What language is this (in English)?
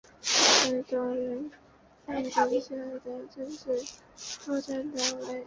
Chinese